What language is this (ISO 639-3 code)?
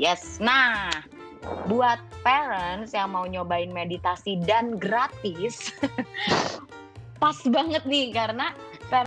ind